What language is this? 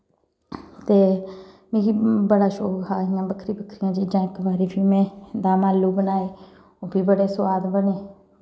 Dogri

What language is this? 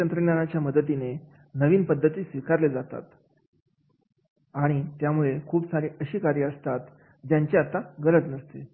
Marathi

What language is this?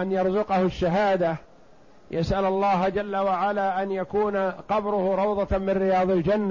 Arabic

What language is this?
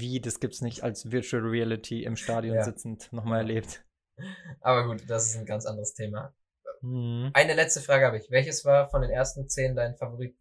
German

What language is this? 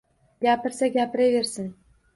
Uzbek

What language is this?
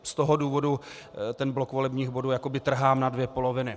Czech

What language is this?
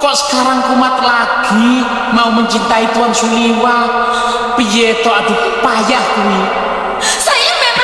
Indonesian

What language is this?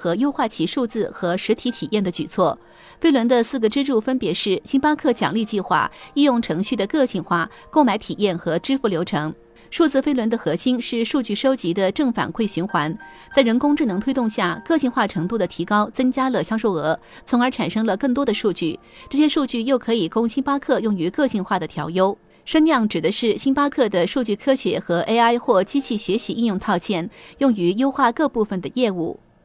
Chinese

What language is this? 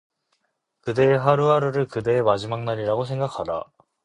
Korean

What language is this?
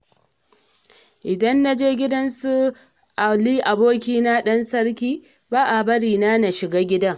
Hausa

